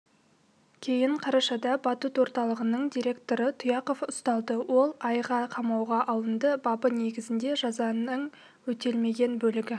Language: Kazakh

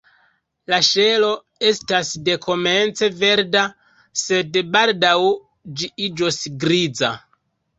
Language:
Esperanto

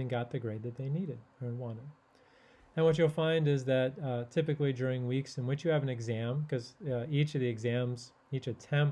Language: English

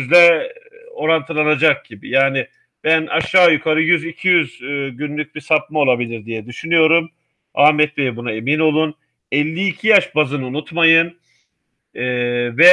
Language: Turkish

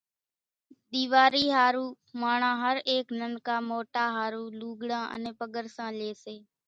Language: Kachi Koli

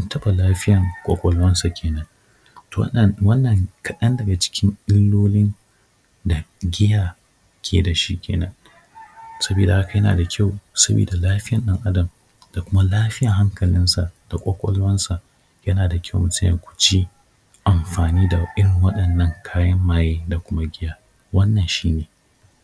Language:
Hausa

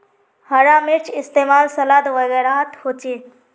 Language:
Magahi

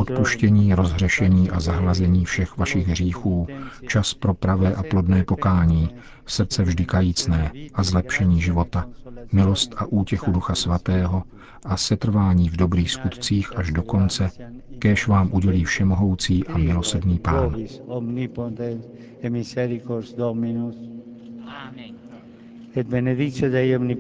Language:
Czech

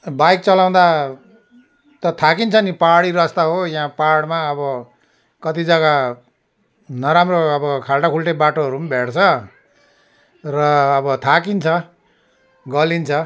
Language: Nepali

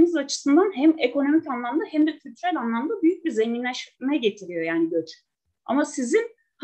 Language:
Turkish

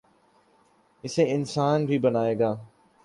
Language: Urdu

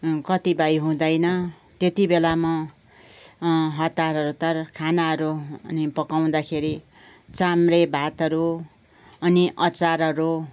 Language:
Nepali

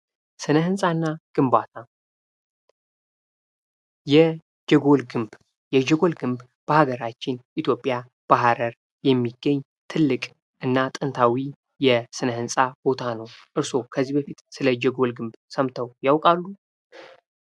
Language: Amharic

